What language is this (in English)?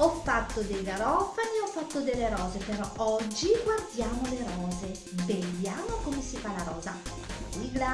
Italian